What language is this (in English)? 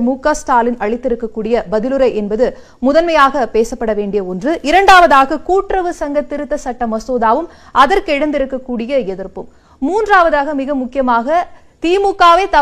Tamil